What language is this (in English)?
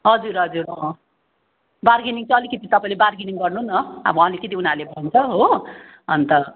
Nepali